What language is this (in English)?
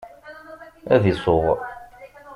Kabyle